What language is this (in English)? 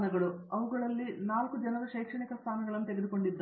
Kannada